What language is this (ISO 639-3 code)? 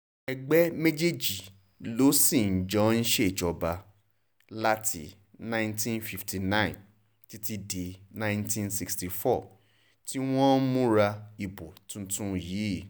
yor